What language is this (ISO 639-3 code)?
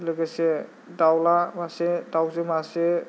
brx